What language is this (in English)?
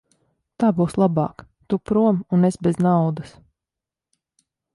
Latvian